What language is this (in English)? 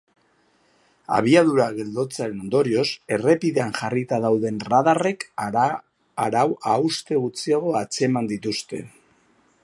Basque